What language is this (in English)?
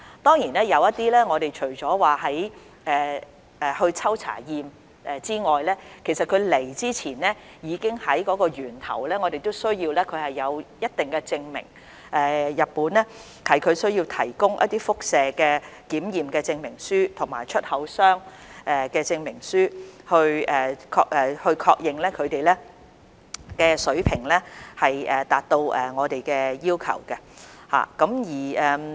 Cantonese